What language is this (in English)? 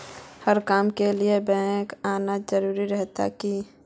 Magahi